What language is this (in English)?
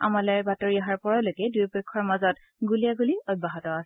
Assamese